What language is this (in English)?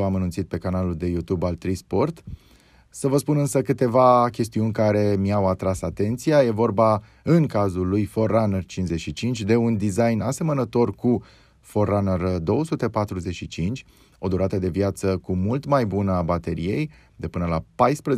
Romanian